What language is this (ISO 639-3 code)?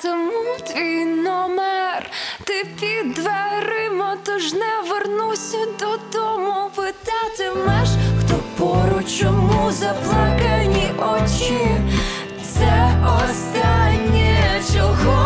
ukr